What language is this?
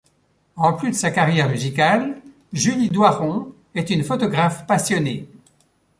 French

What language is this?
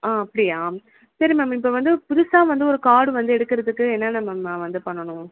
Tamil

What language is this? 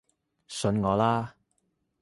Cantonese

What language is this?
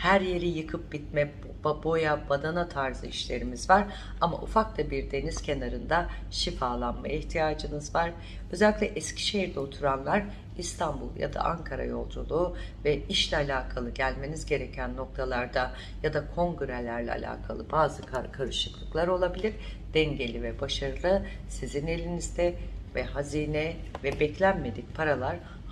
Turkish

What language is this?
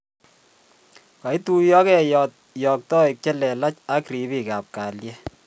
Kalenjin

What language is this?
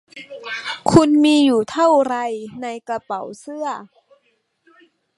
Thai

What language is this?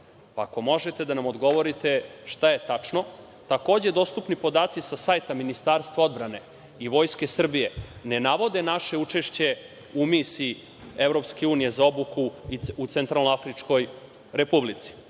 Serbian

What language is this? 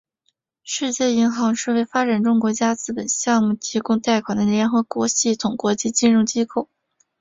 Chinese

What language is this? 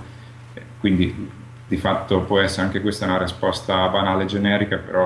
Italian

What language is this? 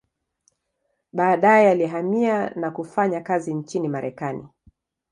Swahili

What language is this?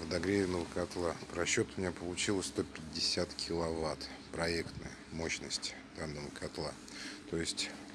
Russian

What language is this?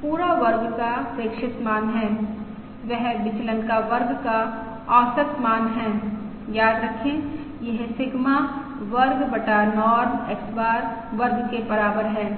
Hindi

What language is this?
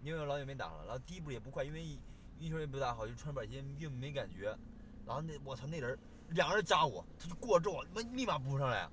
Chinese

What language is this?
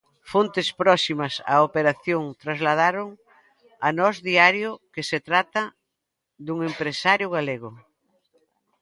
Galician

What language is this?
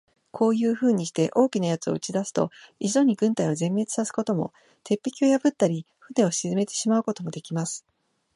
Japanese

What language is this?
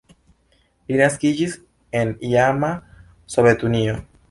Esperanto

